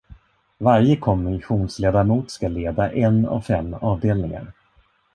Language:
Swedish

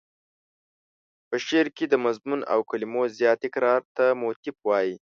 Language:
Pashto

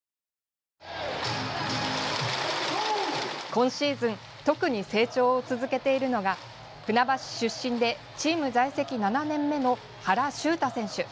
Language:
Japanese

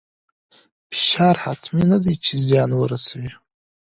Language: Pashto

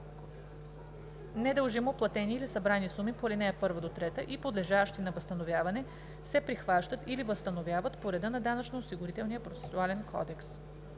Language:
Bulgarian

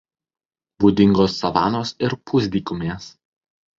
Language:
Lithuanian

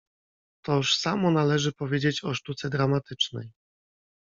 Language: Polish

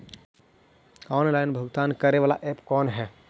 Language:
Magahi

